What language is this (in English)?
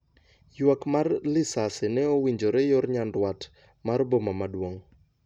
Luo (Kenya and Tanzania)